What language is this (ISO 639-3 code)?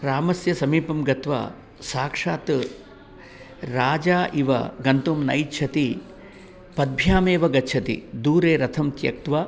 san